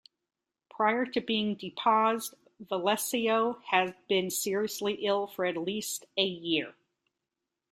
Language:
English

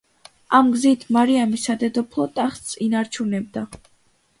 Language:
Georgian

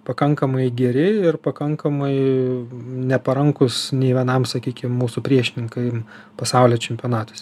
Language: Lithuanian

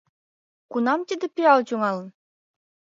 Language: Mari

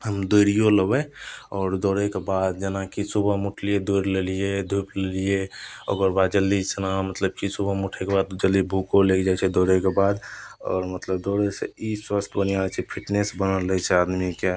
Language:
Maithili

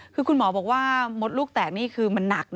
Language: Thai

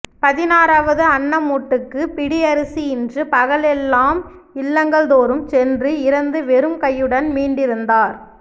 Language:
Tamil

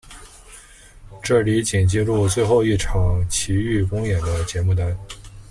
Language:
Chinese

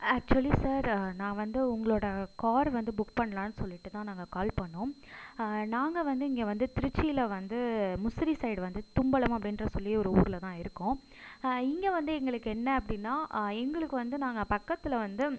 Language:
Tamil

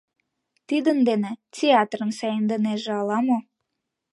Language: Mari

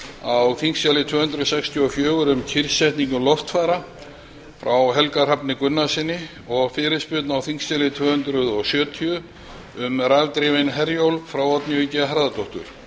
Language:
Icelandic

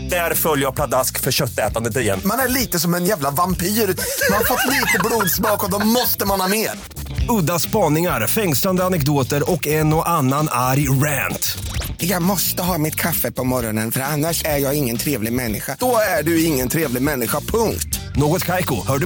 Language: Swedish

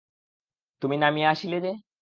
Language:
Bangla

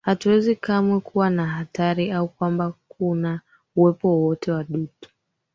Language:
Swahili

